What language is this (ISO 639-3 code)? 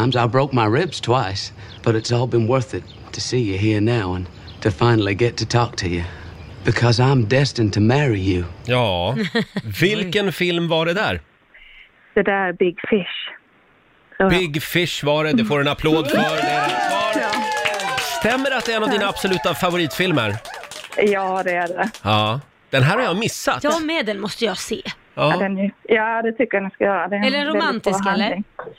swe